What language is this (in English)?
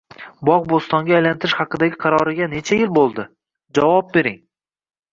Uzbek